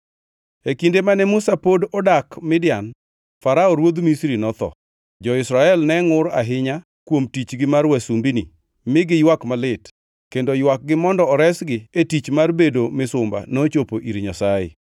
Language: Luo (Kenya and Tanzania)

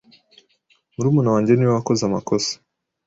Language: Kinyarwanda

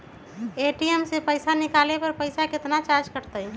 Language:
Magahi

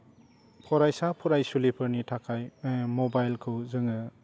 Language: Bodo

